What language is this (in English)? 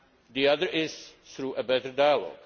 English